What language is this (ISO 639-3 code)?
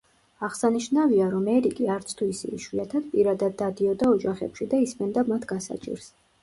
kat